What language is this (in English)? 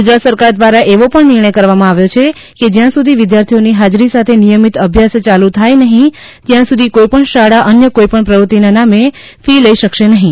Gujarati